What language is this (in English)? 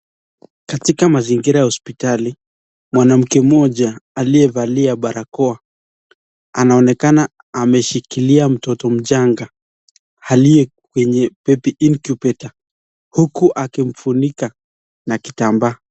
Swahili